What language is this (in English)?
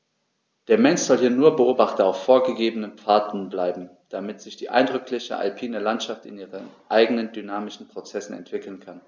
German